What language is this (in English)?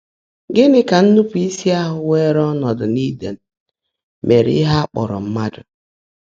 Igbo